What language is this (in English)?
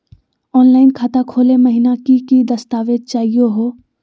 Magahi